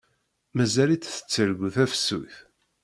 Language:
Kabyle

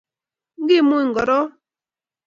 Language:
Kalenjin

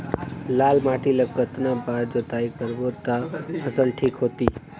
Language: Chhattisgarhi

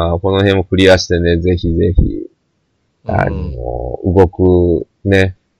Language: Japanese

